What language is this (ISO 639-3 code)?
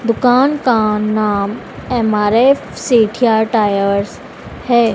hin